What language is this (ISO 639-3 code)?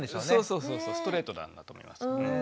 jpn